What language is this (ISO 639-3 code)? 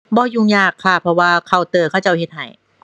tha